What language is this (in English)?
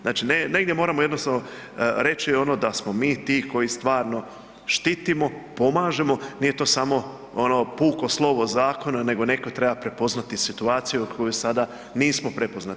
Croatian